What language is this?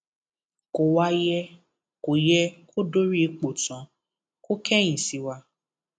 Yoruba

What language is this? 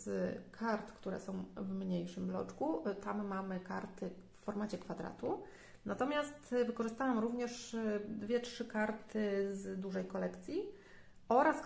Polish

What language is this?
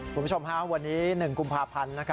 Thai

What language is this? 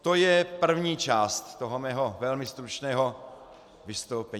Czech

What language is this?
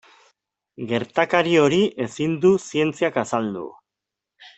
Basque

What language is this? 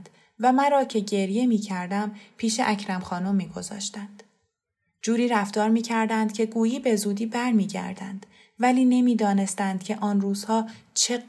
Persian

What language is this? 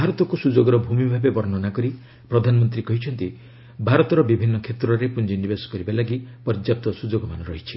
Odia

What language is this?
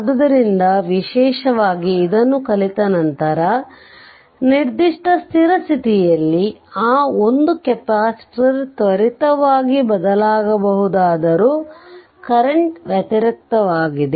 Kannada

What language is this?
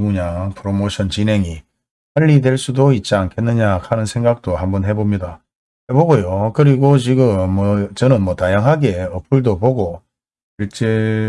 Korean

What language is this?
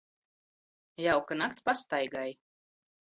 Latvian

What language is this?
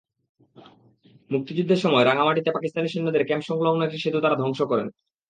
Bangla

